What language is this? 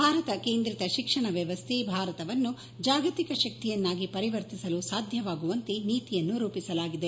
Kannada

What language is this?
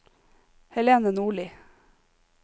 Norwegian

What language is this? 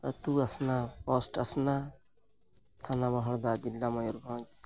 Santali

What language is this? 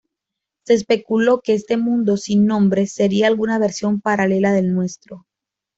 Spanish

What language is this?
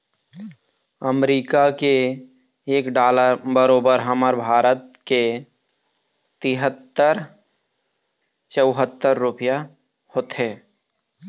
Chhattisgarhi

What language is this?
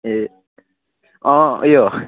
Nepali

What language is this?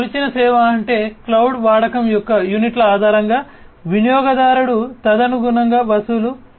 Telugu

